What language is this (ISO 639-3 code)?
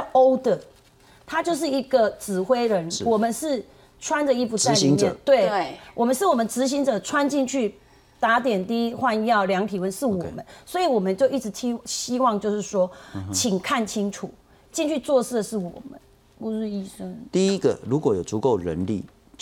zho